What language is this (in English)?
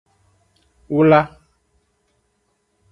Aja (Benin)